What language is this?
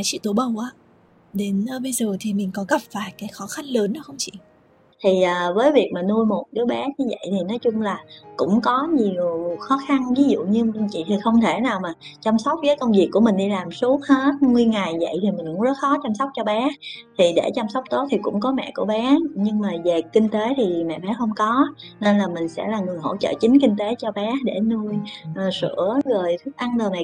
Vietnamese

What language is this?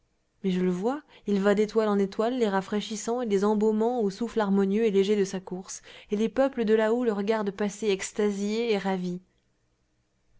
French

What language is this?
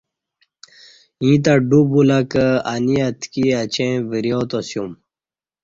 Kati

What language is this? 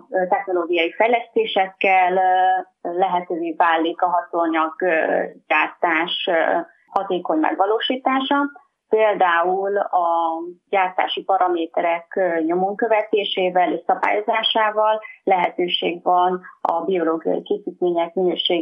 Hungarian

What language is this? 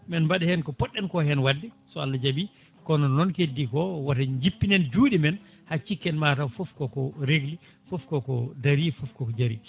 Fula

